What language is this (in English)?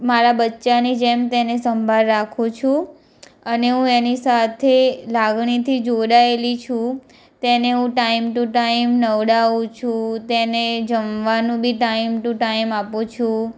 Gujarati